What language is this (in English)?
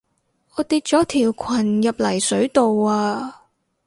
Cantonese